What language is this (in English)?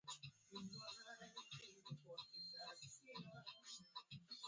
Swahili